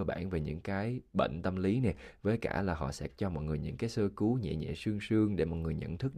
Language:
Vietnamese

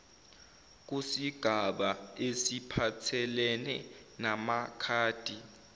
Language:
Zulu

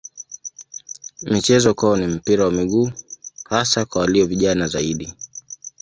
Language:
Swahili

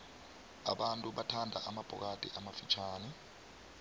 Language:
South Ndebele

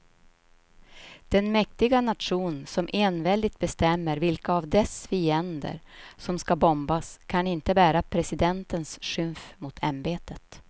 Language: Swedish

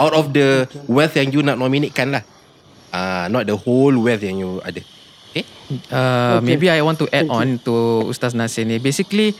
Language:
Malay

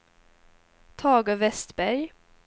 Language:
Swedish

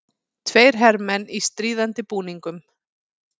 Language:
Icelandic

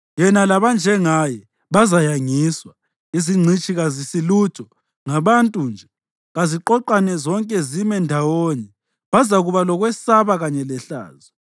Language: North Ndebele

